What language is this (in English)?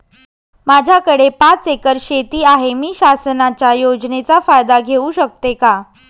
Marathi